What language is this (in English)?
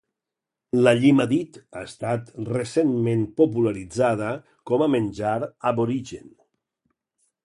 Catalan